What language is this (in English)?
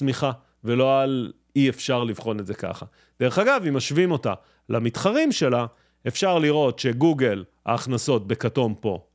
Hebrew